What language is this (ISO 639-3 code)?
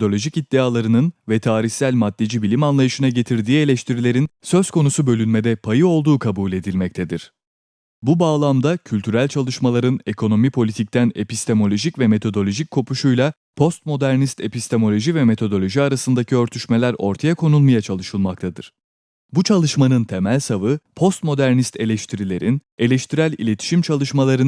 tur